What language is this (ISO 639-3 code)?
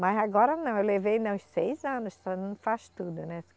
por